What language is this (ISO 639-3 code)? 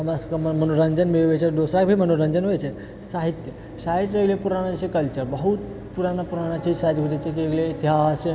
mai